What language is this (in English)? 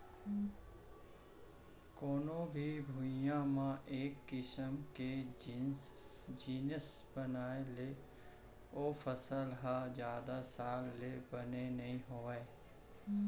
Chhattisgarhi